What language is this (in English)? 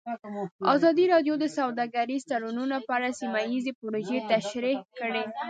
Pashto